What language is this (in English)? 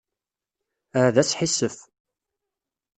Kabyle